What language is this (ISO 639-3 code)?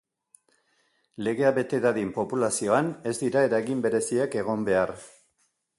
eus